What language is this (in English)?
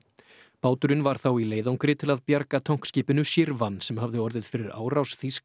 Icelandic